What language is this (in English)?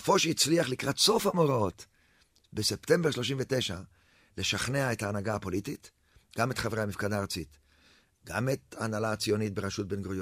Hebrew